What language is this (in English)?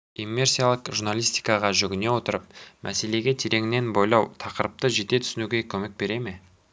Kazakh